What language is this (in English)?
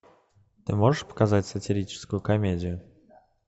Russian